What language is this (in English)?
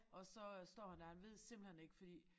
Danish